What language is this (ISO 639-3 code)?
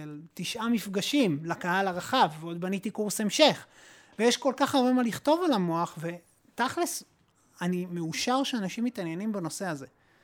heb